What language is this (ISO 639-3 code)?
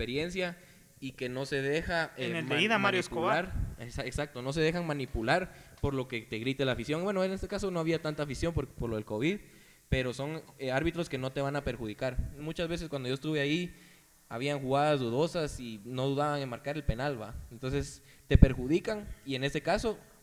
spa